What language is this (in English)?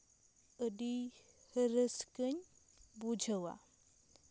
Santali